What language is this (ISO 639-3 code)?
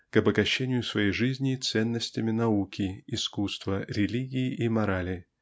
rus